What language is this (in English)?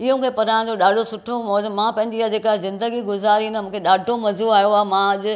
Sindhi